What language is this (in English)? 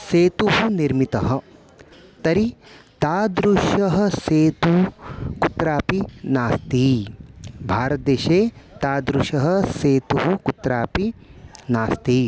Sanskrit